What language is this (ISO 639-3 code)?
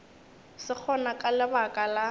nso